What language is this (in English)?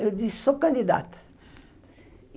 Portuguese